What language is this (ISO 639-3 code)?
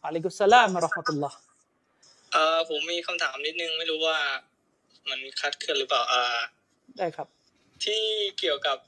tha